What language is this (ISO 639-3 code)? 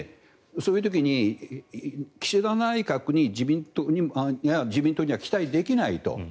jpn